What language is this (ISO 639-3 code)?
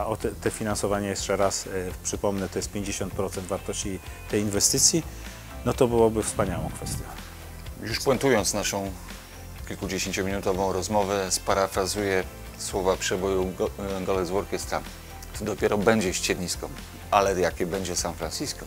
pol